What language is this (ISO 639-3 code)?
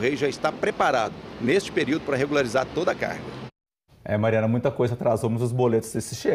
por